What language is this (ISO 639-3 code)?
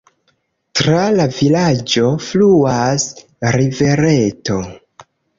epo